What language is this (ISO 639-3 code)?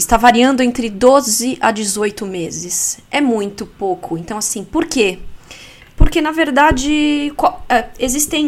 por